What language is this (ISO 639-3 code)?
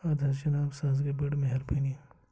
kas